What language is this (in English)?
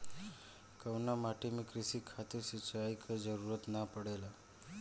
Bhojpuri